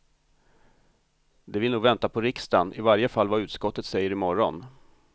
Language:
Swedish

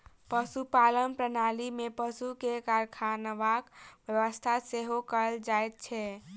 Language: Maithili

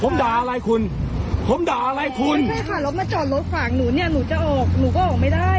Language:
Thai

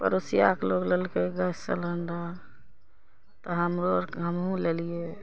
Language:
Maithili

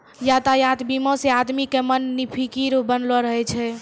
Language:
Maithili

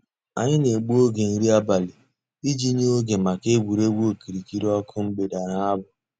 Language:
Igbo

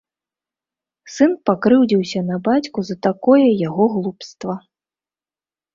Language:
Belarusian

